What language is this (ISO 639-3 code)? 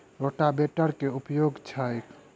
mai